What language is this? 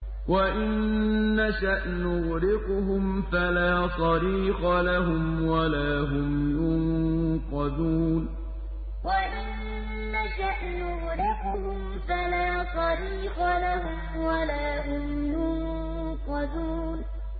Arabic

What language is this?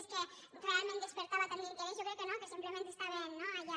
Catalan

